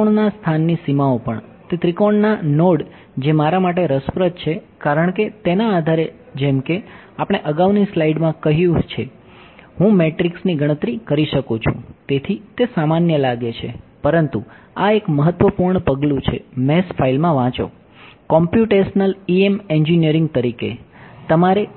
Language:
Gujarati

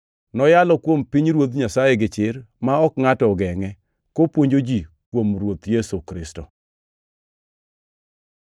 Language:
Luo (Kenya and Tanzania)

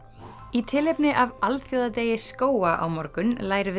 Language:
Icelandic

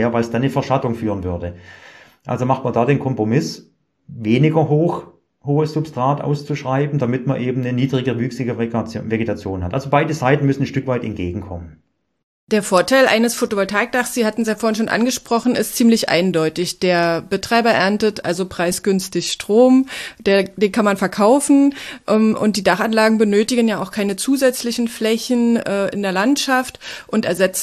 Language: German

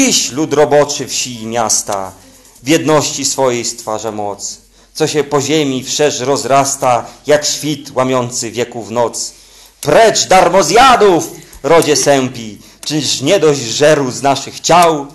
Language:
Polish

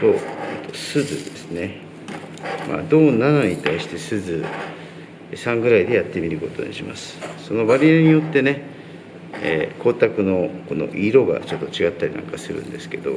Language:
Japanese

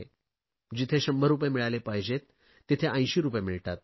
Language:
Marathi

